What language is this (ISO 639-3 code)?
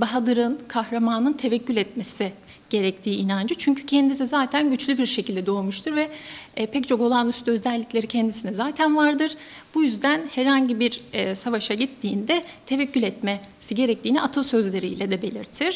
tur